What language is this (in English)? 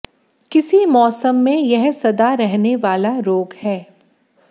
Hindi